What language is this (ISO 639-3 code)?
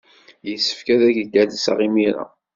kab